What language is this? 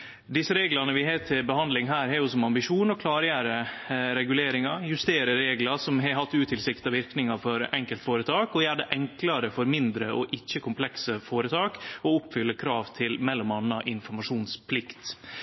Norwegian Nynorsk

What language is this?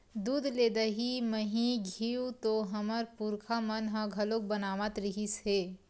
Chhattisgarhi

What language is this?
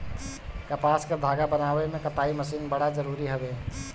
Bhojpuri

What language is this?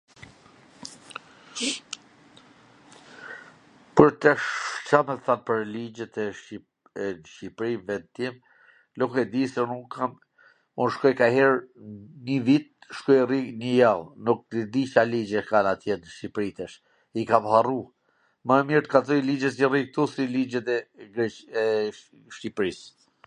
Gheg Albanian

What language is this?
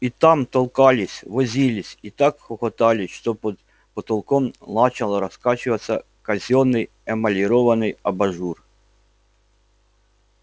Russian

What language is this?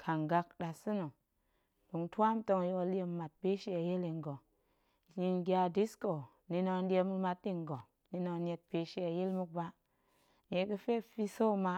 Goemai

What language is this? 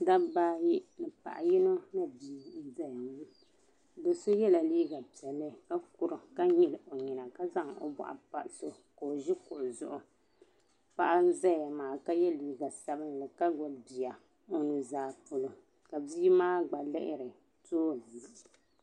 Dagbani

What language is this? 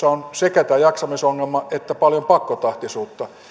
Finnish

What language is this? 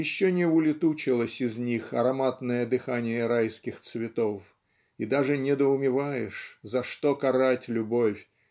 Russian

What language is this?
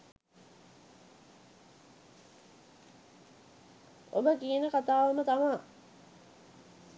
Sinhala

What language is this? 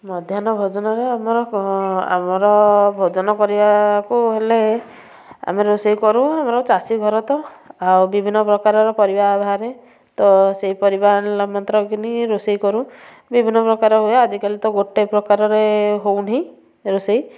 Odia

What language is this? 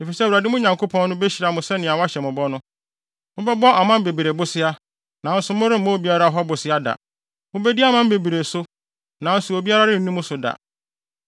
Akan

